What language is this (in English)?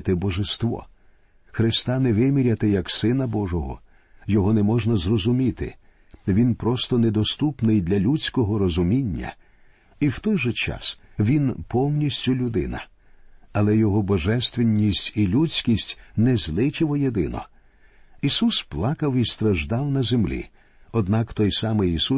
Ukrainian